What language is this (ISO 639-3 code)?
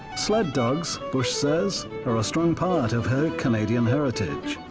eng